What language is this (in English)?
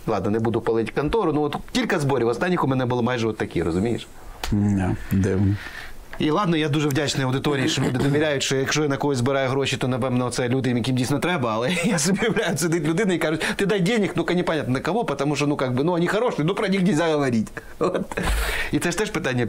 Ukrainian